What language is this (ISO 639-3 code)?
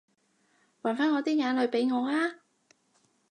yue